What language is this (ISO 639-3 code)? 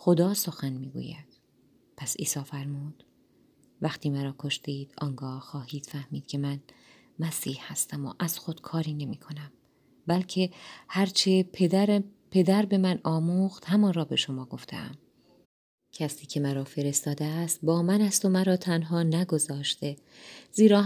fas